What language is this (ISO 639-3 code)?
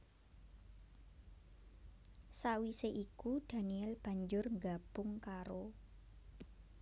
jav